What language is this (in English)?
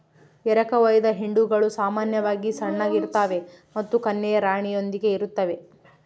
Kannada